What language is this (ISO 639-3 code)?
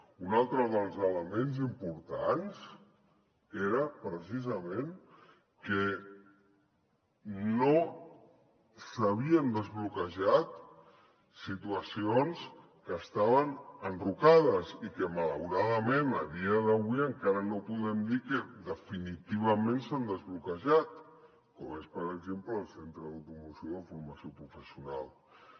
cat